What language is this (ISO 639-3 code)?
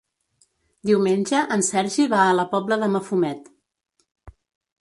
cat